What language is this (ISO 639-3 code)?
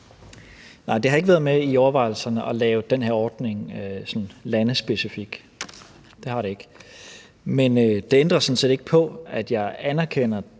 dan